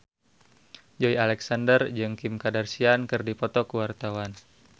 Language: Sundanese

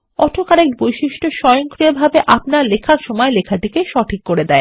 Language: Bangla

